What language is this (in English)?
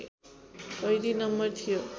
Nepali